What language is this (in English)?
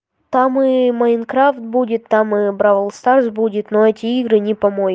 Russian